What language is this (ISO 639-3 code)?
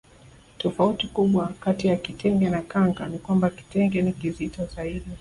swa